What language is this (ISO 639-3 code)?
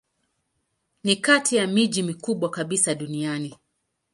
swa